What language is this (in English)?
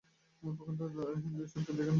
Bangla